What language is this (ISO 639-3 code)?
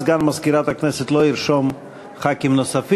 heb